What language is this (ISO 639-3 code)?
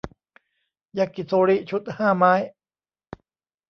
tha